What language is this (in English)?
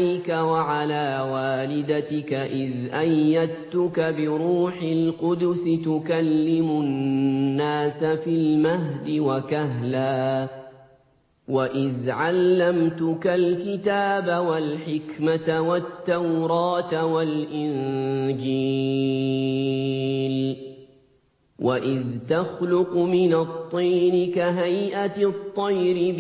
Arabic